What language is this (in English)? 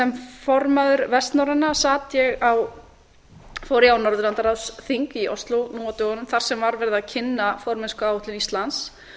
Icelandic